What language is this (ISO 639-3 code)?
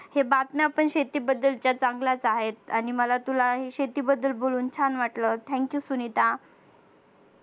mar